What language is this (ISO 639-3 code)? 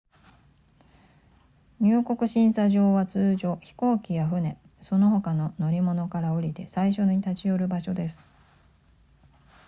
jpn